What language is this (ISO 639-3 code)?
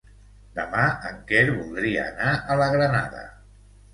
cat